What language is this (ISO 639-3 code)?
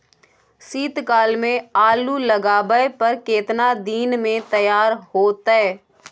mai